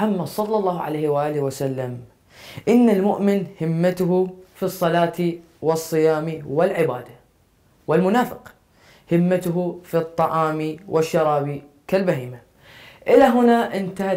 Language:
Arabic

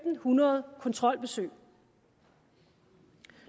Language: Danish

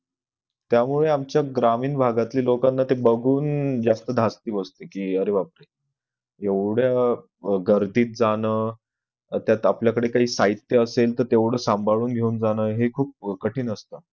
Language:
Marathi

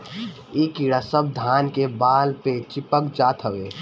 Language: Bhojpuri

